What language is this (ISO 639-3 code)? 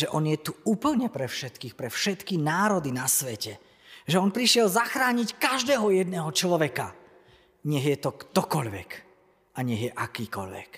slk